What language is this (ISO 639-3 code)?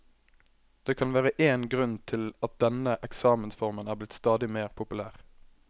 nor